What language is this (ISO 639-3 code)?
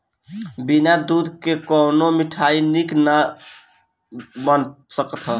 bho